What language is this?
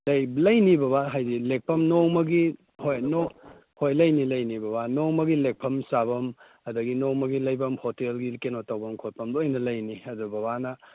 Manipuri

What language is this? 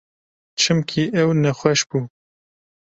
Kurdish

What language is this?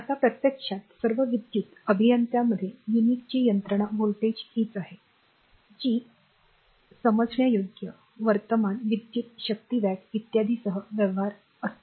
Marathi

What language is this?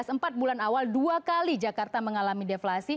Indonesian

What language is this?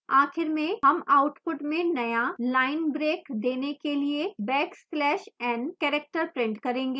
Hindi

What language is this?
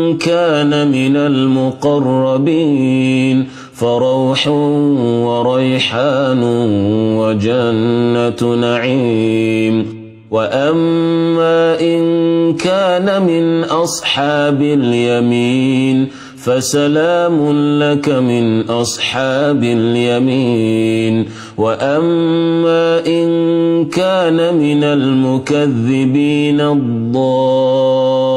Arabic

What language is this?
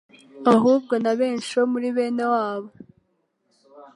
Kinyarwanda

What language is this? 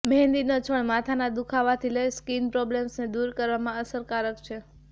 Gujarati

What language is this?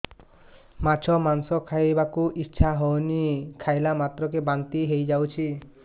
Odia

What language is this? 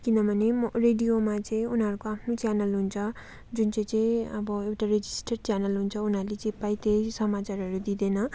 Nepali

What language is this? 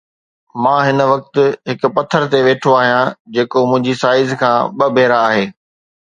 Sindhi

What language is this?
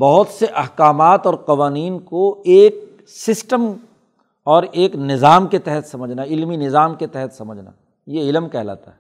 Urdu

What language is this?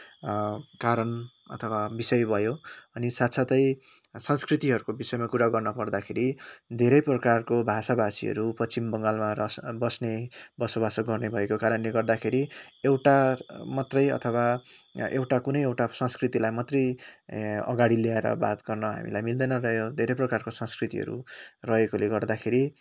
Nepali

